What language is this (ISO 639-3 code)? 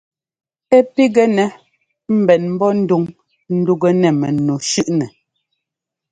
jgo